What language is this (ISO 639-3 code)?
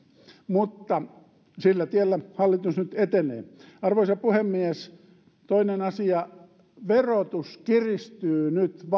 fin